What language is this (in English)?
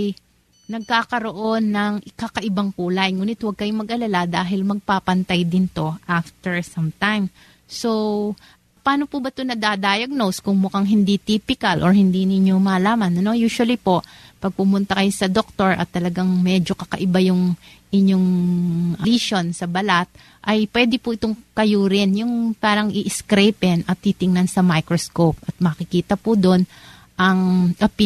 Filipino